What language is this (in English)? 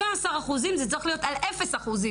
Hebrew